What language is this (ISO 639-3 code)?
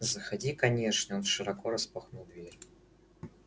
rus